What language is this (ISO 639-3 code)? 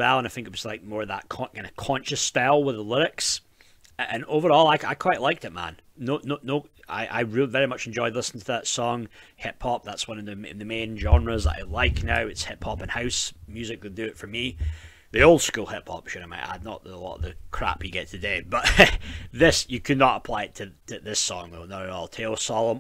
eng